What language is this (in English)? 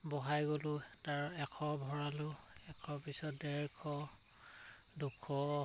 Assamese